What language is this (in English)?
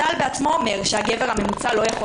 Hebrew